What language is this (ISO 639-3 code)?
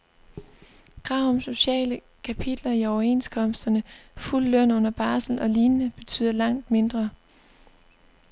dan